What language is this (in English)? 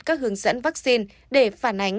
Vietnamese